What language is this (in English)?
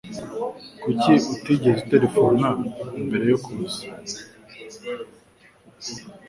Kinyarwanda